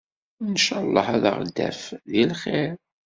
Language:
Kabyle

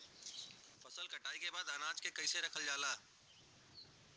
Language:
Bhojpuri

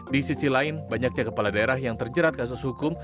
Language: Indonesian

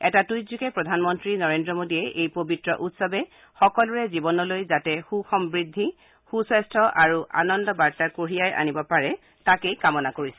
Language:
Assamese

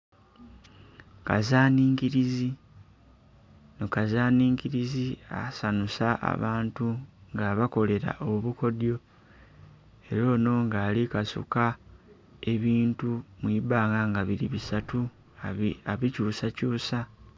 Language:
Soga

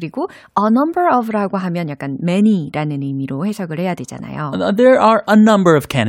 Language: Korean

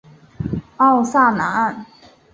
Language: Chinese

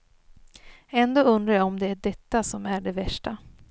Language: Swedish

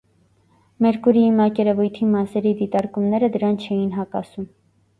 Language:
Armenian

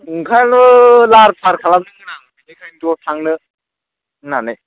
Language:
Bodo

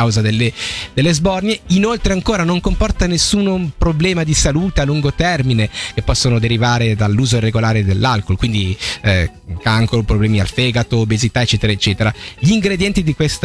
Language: Italian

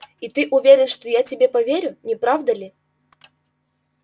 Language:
Russian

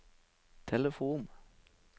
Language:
Norwegian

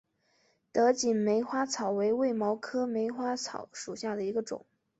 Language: Chinese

